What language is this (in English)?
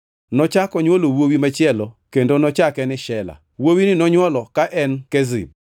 Luo (Kenya and Tanzania)